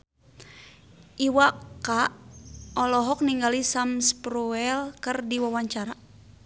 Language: Sundanese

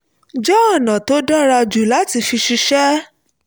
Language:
Yoruba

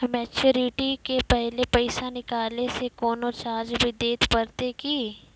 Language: Maithili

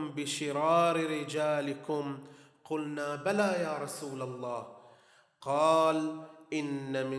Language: Arabic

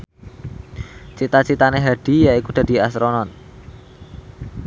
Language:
Javanese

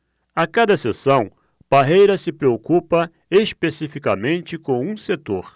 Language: Portuguese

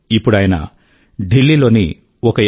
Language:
Telugu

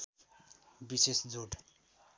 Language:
Nepali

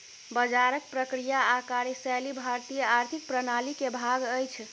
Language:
Maithili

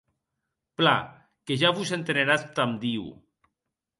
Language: Occitan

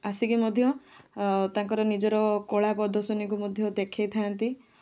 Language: Odia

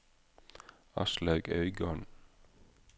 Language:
Norwegian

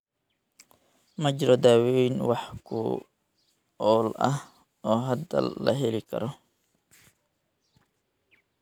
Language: Somali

